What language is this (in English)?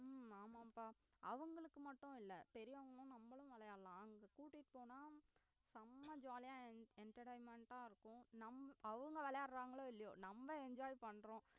Tamil